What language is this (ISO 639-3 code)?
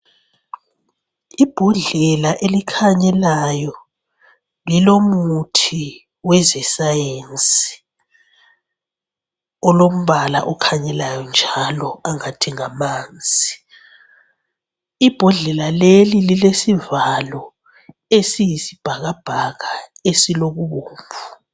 nde